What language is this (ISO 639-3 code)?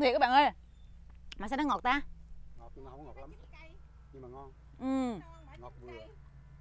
vie